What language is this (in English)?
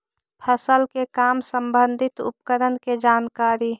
Magahi